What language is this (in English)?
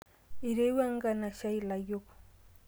Masai